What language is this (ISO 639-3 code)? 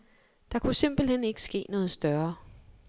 dan